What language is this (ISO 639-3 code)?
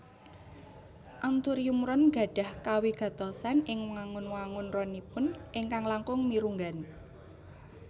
jav